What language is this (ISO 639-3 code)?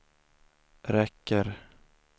swe